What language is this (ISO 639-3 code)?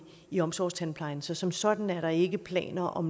dan